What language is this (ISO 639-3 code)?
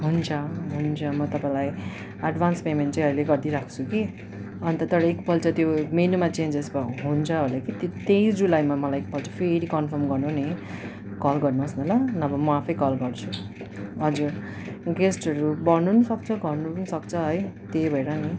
nep